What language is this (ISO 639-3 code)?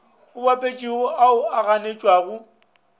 nso